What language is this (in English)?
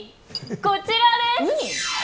Japanese